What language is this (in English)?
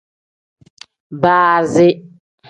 Tem